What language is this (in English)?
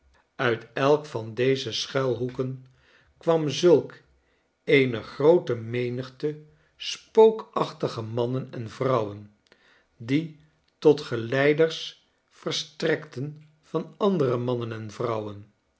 Dutch